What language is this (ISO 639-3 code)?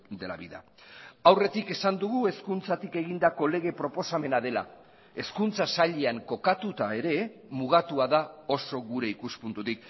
eus